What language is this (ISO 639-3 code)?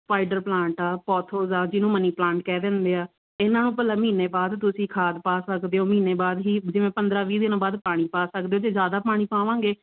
pan